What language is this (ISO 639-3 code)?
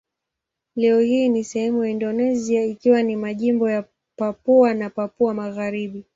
swa